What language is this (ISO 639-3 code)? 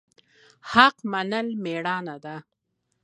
pus